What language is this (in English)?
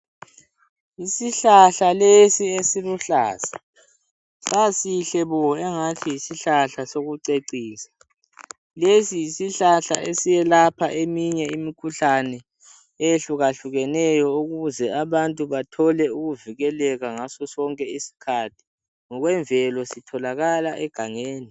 North Ndebele